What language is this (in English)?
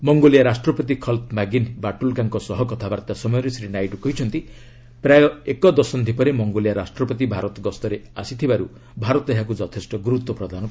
Odia